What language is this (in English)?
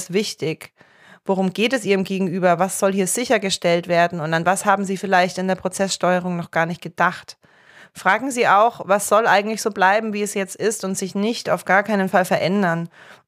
German